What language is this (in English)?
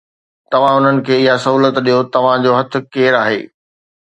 Sindhi